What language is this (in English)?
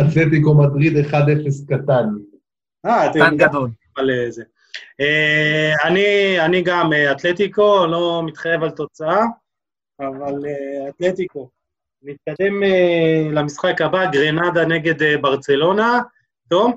Hebrew